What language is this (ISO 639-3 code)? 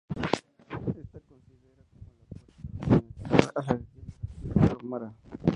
spa